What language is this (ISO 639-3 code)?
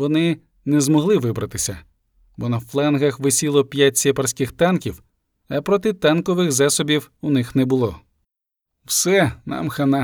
ukr